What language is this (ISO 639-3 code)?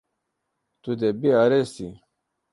kur